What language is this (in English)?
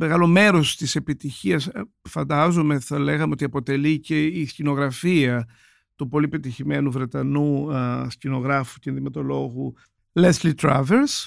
Greek